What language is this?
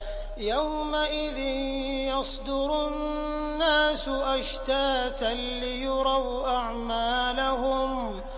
Arabic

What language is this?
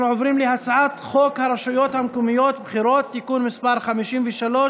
Hebrew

